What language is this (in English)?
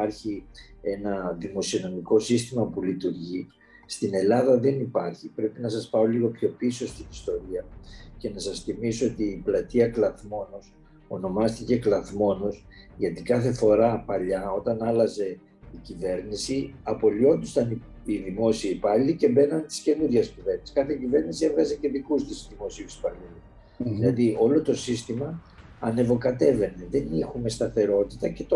Greek